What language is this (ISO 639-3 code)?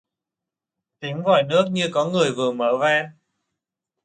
vie